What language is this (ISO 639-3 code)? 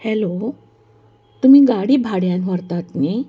kok